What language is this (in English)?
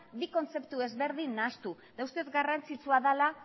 Basque